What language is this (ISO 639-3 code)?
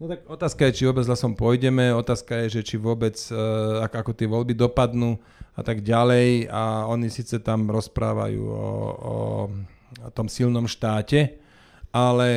slk